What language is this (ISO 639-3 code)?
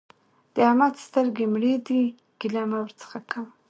pus